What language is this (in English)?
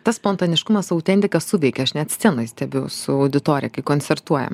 Lithuanian